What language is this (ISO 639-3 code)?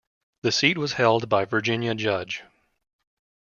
eng